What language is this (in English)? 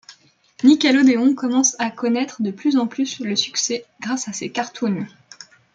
French